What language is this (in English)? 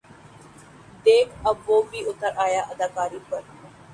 Urdu